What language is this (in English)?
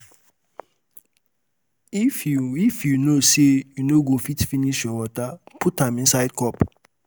Nigerian Pidgin